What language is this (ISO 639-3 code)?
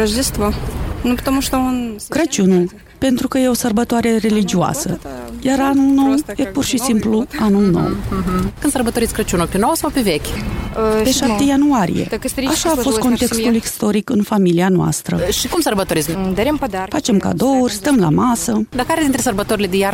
ron